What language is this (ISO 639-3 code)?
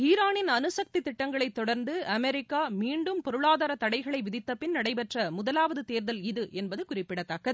tam